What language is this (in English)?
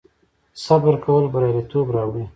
Pashto